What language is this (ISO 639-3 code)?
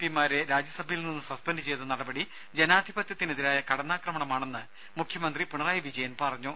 mal